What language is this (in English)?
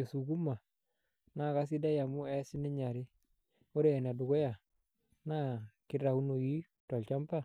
Masai